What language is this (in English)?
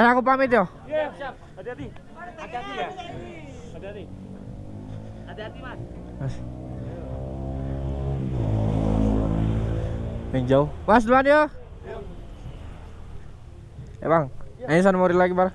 Indonesian